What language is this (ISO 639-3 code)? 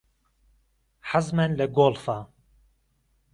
ckb